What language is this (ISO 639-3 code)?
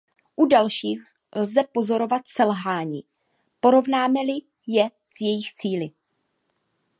ces